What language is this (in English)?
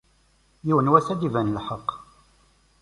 Kabyle